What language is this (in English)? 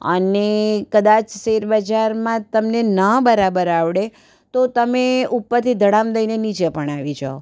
Gujarati